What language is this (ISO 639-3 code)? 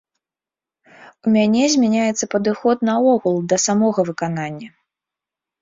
bel